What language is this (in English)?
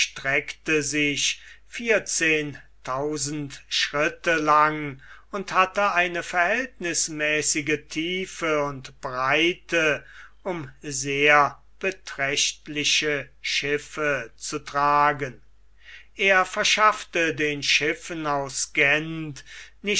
German